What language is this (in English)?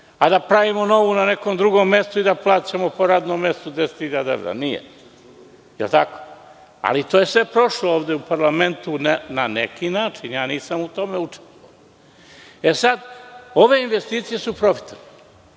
Serbian